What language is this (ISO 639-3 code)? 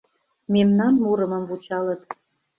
chm